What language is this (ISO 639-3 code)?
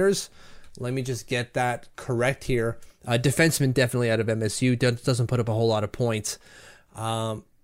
eng